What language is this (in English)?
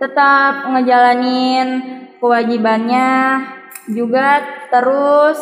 Indonesian